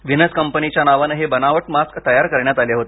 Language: Marathi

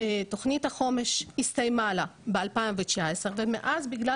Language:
Hebrew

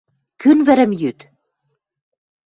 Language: Western Mari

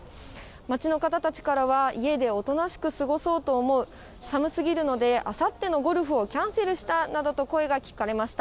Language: Japanese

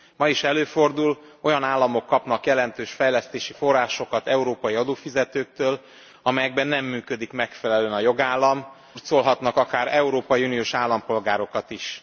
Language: Hungarian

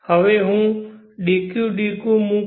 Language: Gujarati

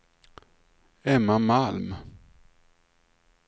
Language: Swedish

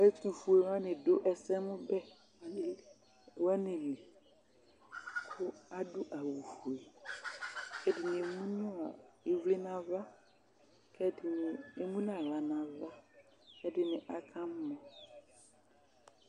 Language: Ikposo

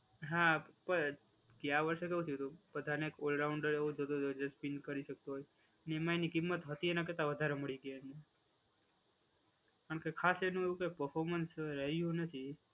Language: Gujarati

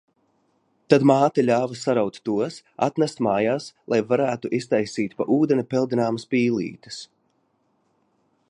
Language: Latvian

